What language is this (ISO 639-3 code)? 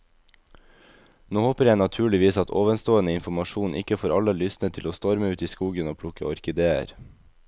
nor